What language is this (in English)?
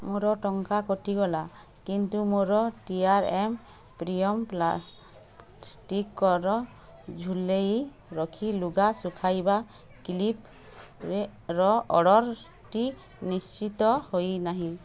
Odia